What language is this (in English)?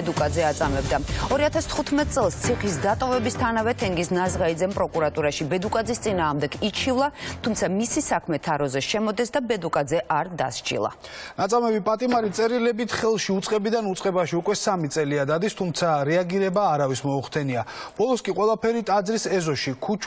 Russian